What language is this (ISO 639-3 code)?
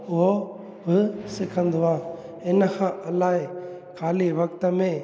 snd